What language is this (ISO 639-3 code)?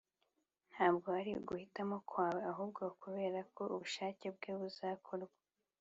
kin